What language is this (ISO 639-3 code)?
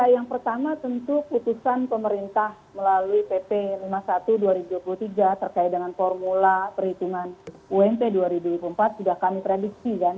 ind